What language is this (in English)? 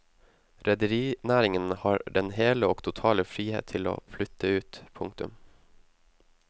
Norwegian